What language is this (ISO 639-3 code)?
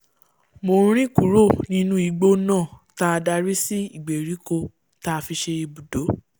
yor